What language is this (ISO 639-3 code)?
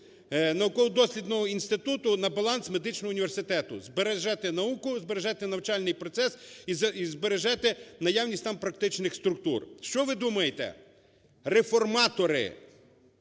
ukr